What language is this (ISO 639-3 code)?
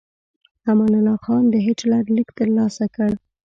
pus